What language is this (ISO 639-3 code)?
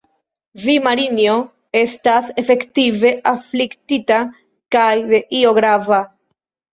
epo